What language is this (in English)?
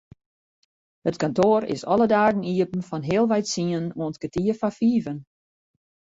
Western Frisian